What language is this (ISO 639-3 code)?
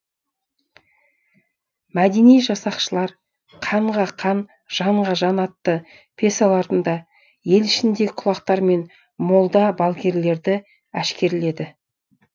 kaz